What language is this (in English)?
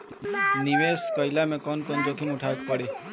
Bhojpuri